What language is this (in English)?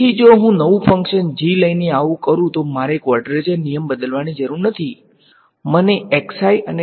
Gujarati